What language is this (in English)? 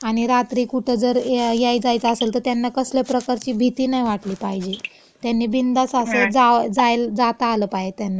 Marathi